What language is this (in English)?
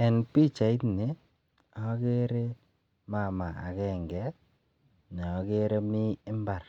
Kalenjin